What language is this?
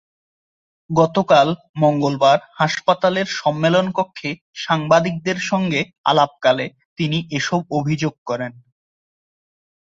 Bangla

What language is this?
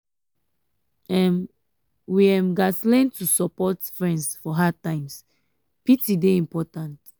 Nigerian Pidgin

